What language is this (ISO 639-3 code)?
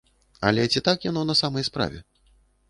bel